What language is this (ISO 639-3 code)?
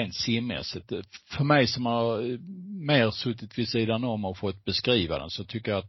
swe